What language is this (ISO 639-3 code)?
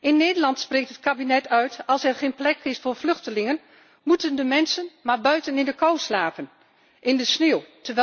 nld